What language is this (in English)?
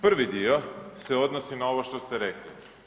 Croatian